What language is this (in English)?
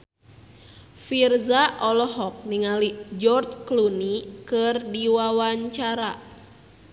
Sundanese